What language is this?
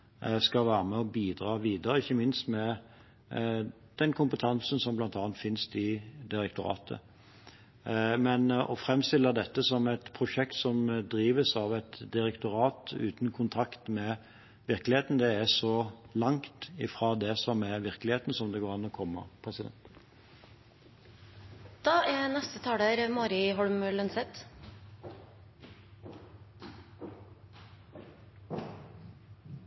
Norwegian Bokmål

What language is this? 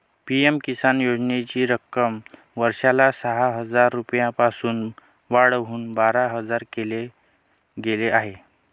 Marathi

